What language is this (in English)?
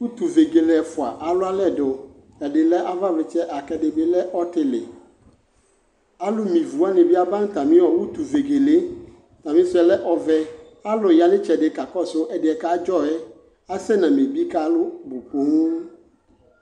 Ikposo